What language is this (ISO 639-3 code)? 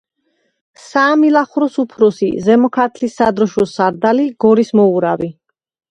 kat